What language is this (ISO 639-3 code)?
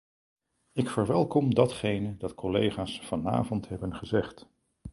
nld